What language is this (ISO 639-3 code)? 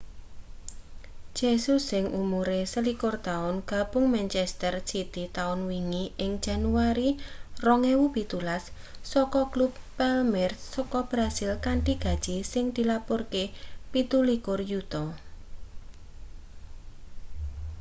jav